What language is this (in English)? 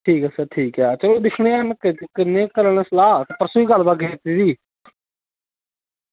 Dogri